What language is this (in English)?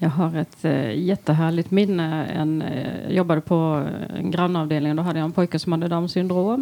Swedish